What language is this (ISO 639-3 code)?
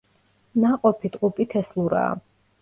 kat